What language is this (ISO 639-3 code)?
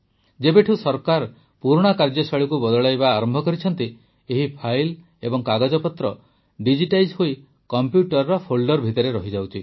ori